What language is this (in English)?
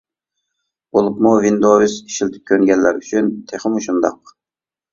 Uyghur